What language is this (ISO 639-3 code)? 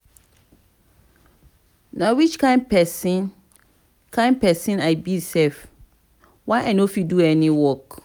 pcm